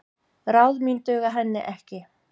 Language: Icelandic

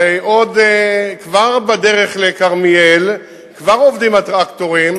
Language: Hebrew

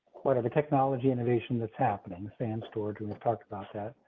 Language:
English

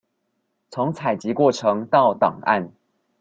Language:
Chinese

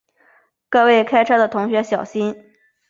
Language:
Chinese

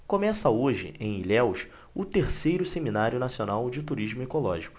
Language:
Portuguese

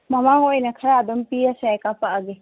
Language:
Manipuri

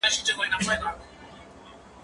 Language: Pashto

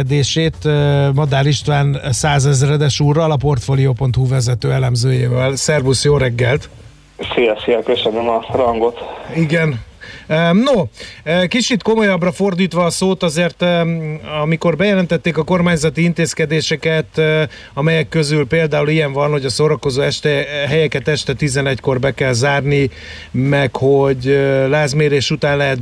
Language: Hungarian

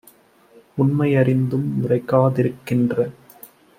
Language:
Tamil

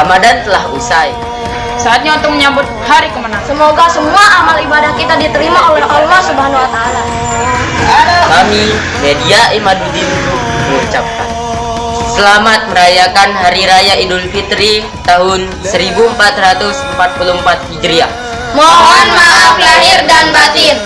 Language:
Indonesian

